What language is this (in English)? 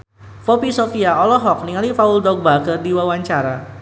Sundanese